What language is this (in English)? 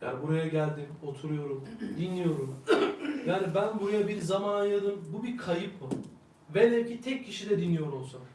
Turkish